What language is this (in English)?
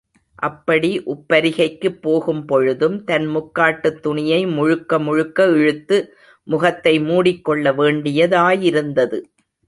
Tamil